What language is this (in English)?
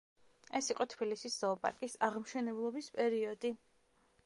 Georgian